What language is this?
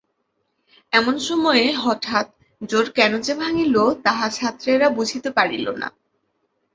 Bangla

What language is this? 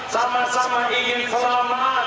Indonesian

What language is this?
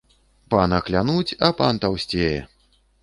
Belarusian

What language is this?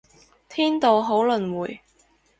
Cantonese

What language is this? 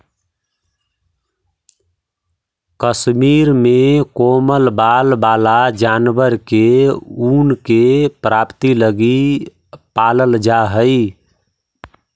Magahi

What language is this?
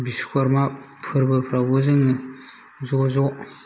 Bodo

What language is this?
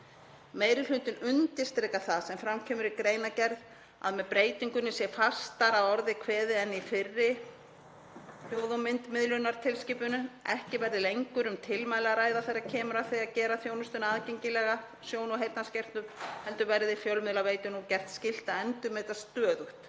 Icelandic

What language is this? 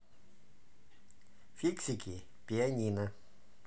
Russian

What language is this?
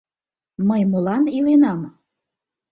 Mari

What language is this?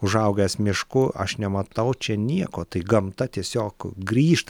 Lithuanian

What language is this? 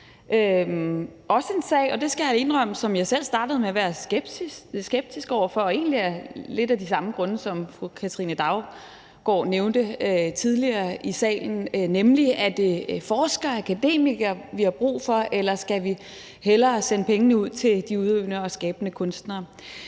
Danish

